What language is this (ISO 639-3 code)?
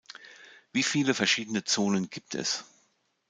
deu